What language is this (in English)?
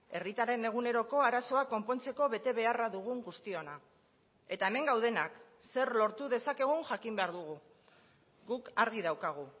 Basque